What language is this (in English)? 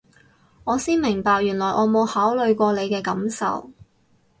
Cantonese